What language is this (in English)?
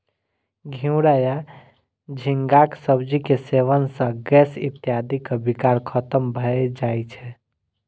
Maithili